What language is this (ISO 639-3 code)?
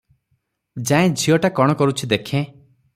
ori